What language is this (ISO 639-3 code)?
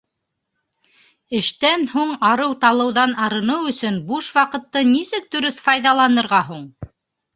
bak